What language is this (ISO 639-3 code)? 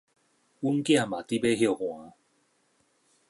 nan